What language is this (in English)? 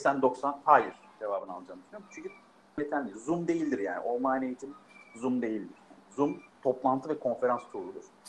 Turkish